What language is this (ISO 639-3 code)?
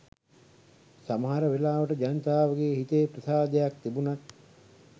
sin